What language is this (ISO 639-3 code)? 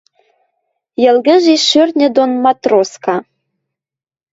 mrj